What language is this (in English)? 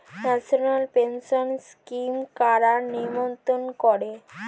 Bangla